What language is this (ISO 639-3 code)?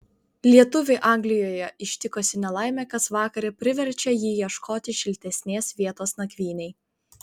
lit